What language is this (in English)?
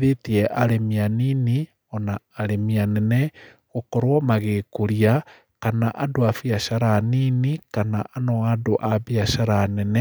Kikuyu